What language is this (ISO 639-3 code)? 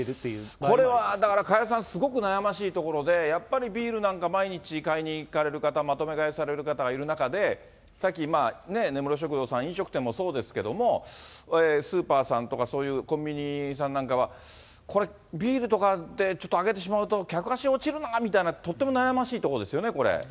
jpn